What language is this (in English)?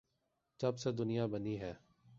Urdu